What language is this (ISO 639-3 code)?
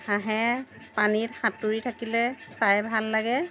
asm